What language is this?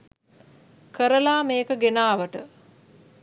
Sinhala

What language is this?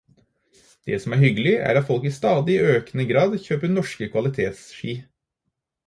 Norwegian Bokmål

